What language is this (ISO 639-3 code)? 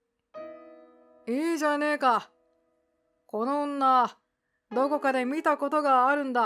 jpn